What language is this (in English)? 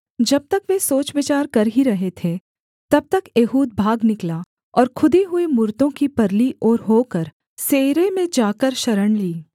Hindi